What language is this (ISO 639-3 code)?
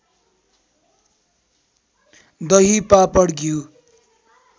nep